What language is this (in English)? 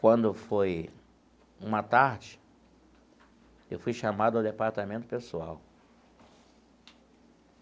Portuguese